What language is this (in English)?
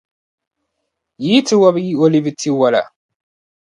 Dagbani